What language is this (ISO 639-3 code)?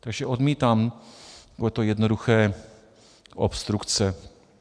ces